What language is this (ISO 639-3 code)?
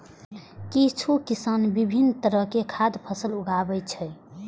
mai